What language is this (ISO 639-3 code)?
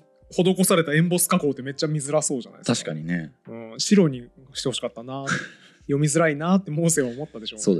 jpn